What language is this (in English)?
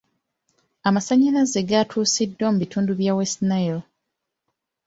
Ganda